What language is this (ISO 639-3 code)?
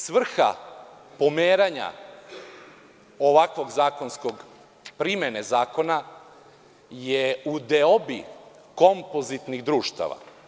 srp